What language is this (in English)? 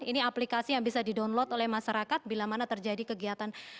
Indonesian